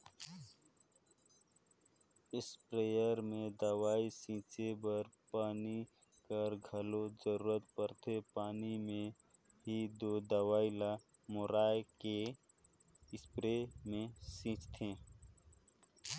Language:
Chhattisgarhi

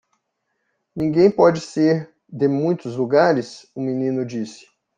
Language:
Portuguese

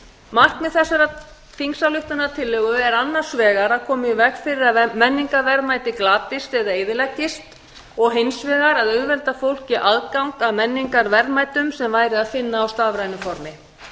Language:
Icelandic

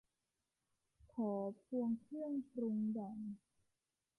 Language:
Thai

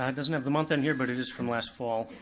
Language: English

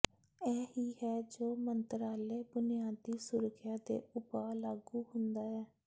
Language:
Punjabi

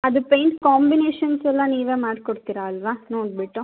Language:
Kannada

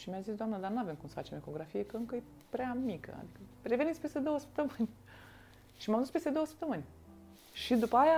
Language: Romanian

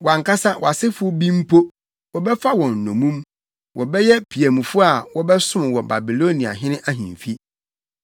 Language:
Akan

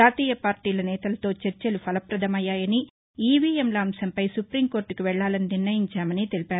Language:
Telugu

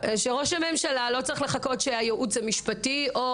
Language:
Hebrew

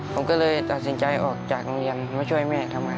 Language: Thai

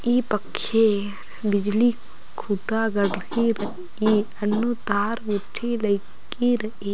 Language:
Kurukh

